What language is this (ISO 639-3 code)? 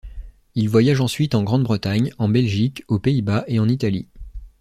fra